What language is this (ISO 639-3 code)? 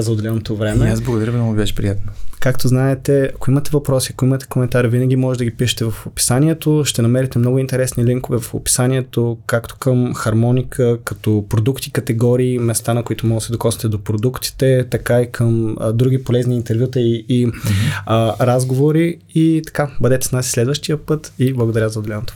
bul